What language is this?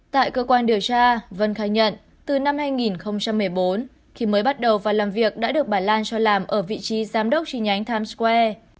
Vietnamese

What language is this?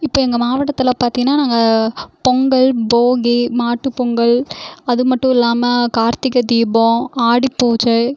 Tamil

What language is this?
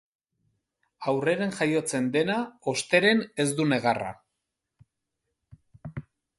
Basque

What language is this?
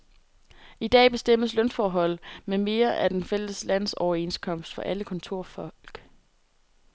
Danish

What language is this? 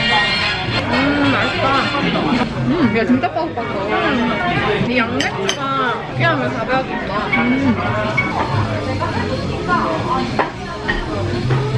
Korean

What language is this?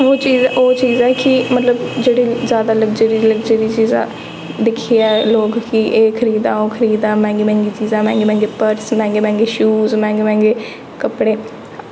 Dogri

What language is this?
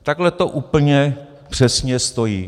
Czech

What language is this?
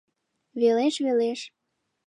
Mari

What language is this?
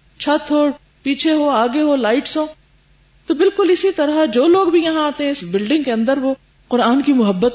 Urdu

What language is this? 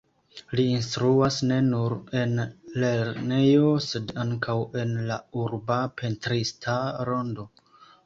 Esperanto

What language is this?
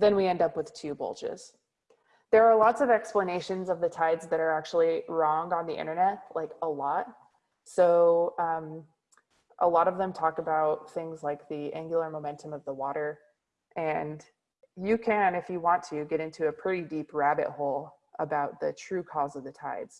English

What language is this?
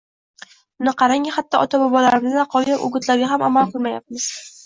Uzbek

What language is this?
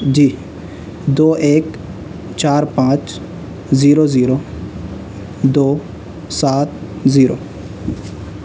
Urdu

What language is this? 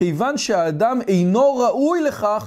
Hebrew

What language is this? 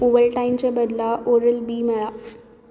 Konkani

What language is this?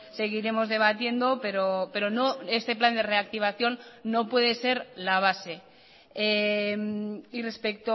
Spanish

